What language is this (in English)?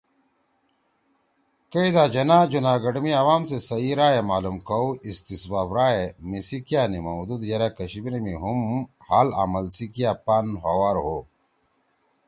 Torwali